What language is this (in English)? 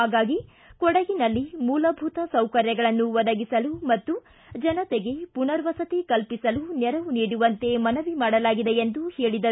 Kannada